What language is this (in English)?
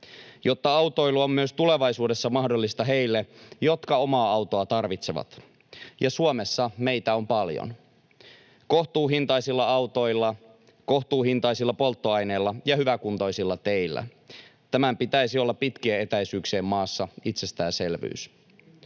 Finnish